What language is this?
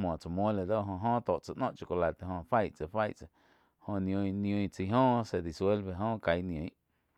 Quiotepec Chinantec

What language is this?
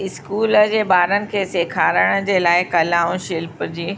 Sindhi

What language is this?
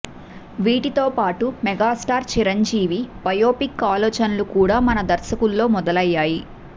Telugu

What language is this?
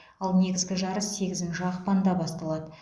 Kazakh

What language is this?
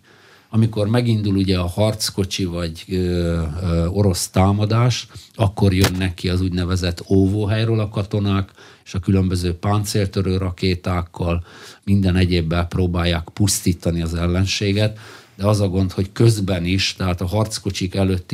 Hungarian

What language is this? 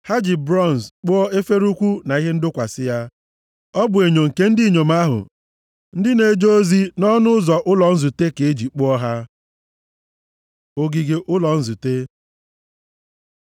Igbo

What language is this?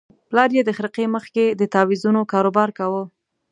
Pashto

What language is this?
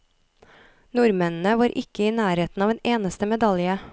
Norwegian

